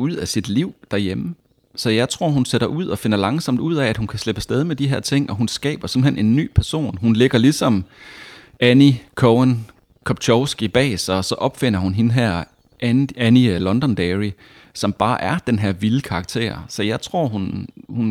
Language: Danish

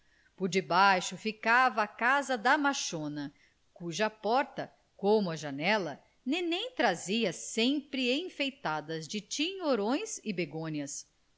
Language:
Portuguese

